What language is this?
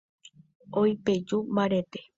Guarani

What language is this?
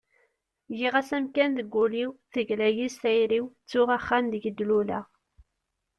Kabyle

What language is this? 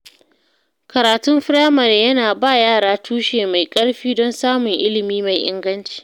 Hausa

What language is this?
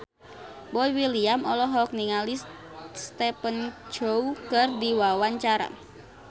Sundanese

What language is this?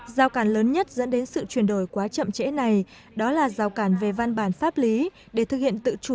Vietnamese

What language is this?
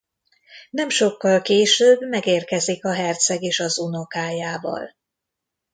Hungarian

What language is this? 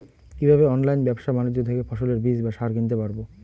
Bangla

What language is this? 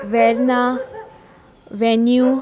Konkani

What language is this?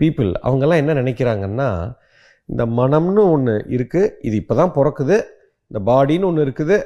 Tamil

